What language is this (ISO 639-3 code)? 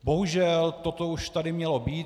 ces